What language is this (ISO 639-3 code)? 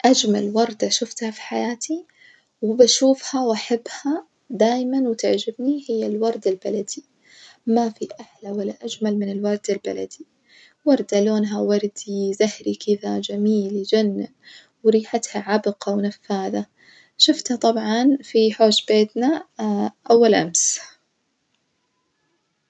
ars